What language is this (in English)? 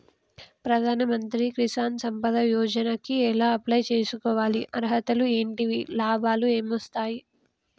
Telugu